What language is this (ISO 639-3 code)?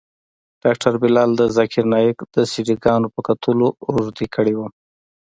pus